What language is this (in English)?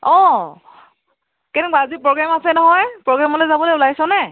Assamese